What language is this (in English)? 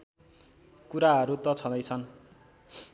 Nepali